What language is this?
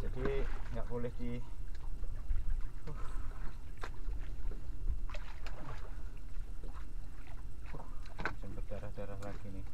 Indonesian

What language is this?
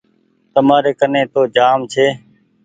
Goaria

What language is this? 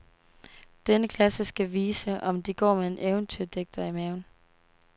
Danish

